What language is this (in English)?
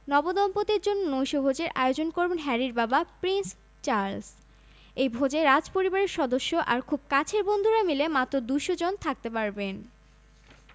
Bangla